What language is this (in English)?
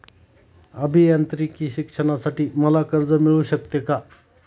Marathi